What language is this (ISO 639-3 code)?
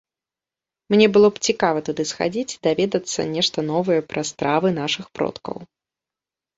bel